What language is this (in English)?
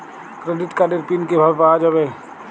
Bangla